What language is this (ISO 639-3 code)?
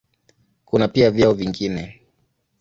swa